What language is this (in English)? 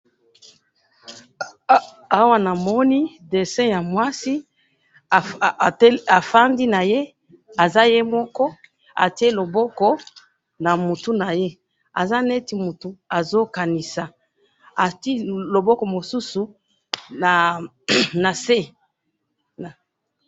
Lingala